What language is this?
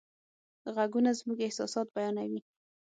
Pashto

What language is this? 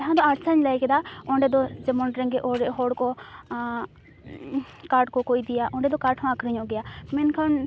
Santali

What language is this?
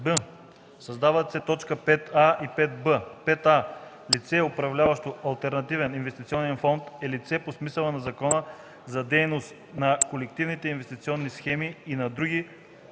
Bulgarian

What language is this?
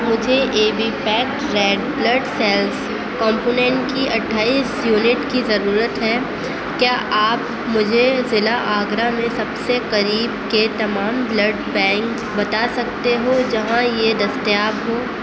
Urdu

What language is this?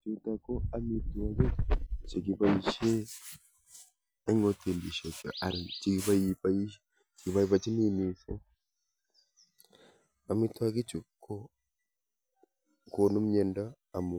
Kalenjin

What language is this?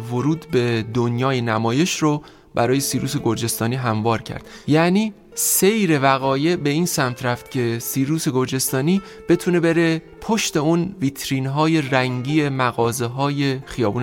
Persian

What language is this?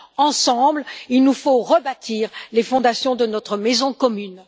French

